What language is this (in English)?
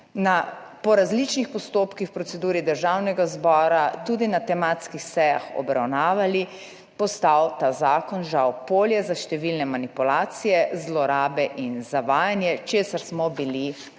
Slovenian